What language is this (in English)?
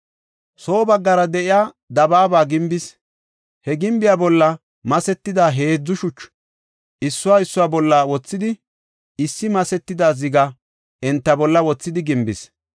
Gofa